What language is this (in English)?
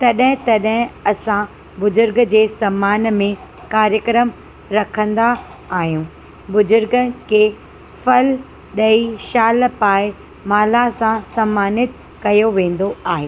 Sindhi